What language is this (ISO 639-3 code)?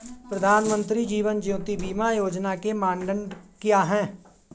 hin